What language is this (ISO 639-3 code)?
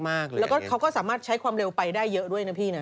tha